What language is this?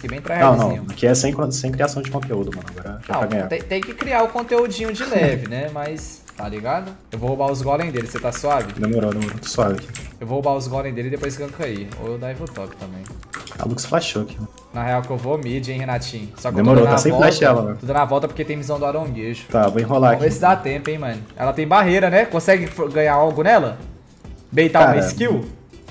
Portuguese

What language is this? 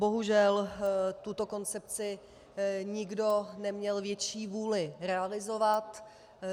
Czech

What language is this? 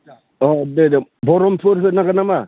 Bodo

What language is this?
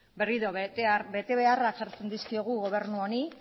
Basque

